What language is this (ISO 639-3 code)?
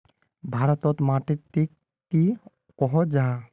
mag